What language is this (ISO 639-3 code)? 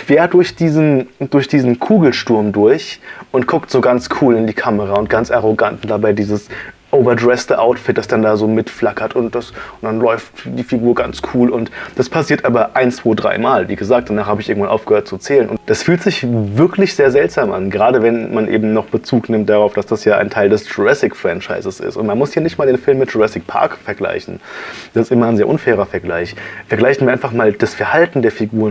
deu